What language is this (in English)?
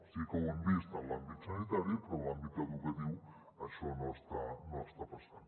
Catalan